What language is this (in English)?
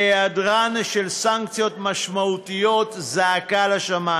Hebrew